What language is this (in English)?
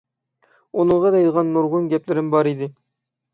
Uyghur